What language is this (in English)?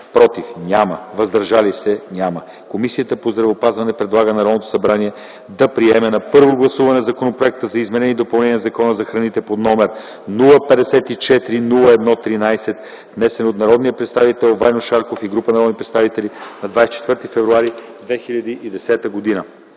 Bulgarian